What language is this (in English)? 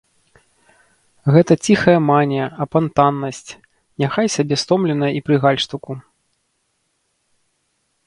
Belarusian